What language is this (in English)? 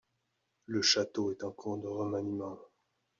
French